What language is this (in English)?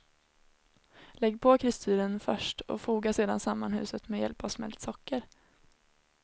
Swedish